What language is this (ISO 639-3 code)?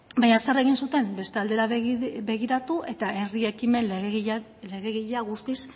eus